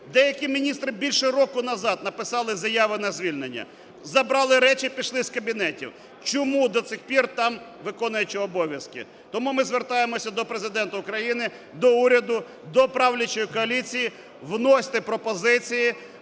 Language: Ukrainian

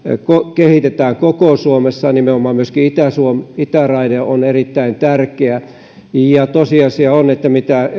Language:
Finnish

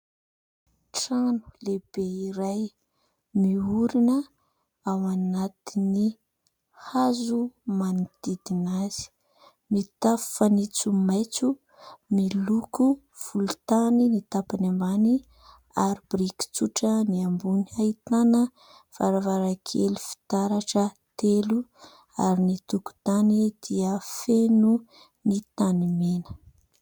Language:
Malagasy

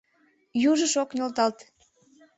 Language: Mari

